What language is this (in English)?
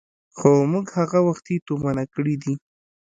Pashto